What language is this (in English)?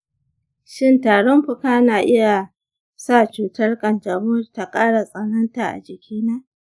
Hausa